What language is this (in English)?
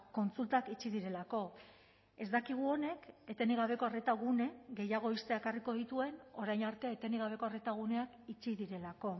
Basque